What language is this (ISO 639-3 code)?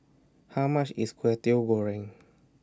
eng